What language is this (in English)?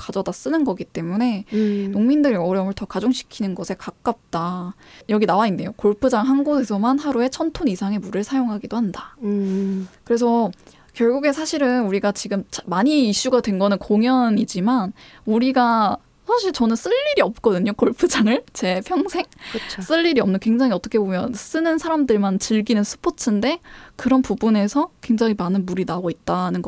Korean